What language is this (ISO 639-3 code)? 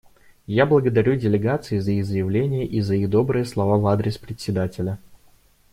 rus